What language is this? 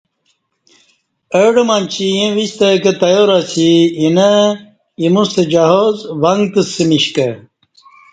Kati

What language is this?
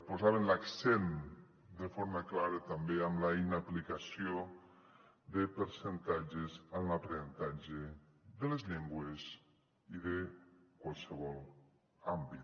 Catalan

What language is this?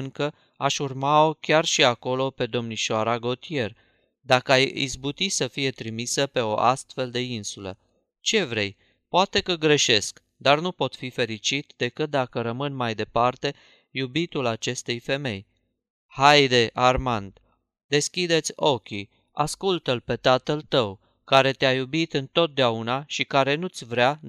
Romanian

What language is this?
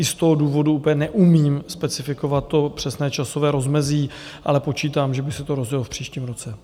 Czech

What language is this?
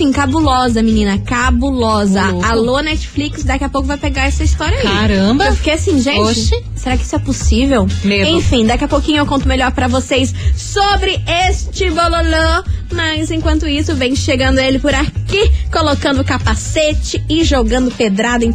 Portuguese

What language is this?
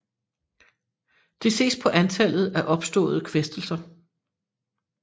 Danish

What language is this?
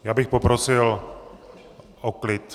Czech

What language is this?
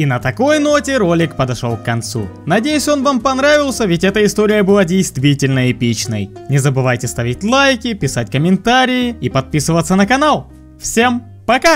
Russian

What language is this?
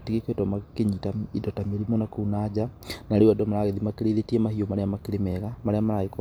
Kikuyu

